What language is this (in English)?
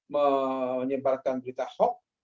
Indonesian